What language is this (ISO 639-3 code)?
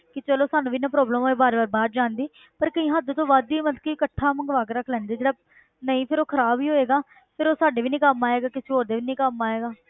pan